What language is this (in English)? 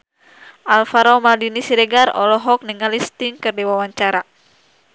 Sundanese